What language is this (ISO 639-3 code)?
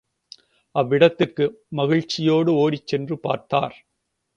tam